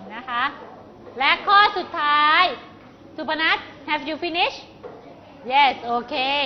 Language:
Thai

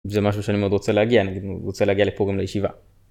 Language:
Hebrew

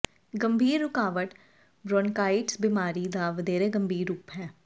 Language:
Punjabi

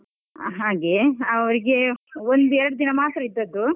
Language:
Kannada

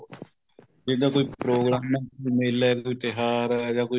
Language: Punjabi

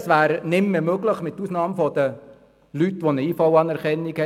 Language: Swiss German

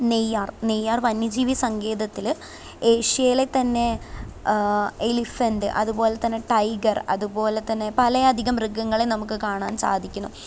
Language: Malayalam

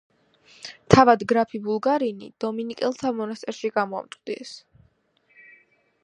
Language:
Georgian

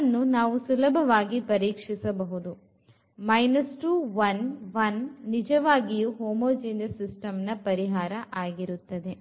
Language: Kannada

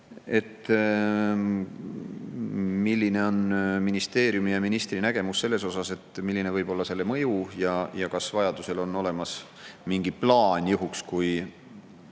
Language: Estonian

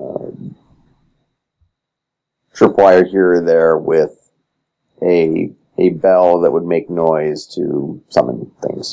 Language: English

